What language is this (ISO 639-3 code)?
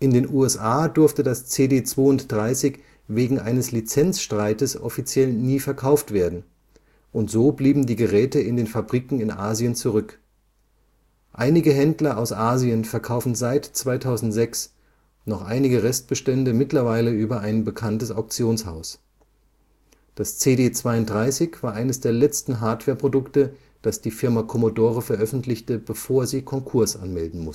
deu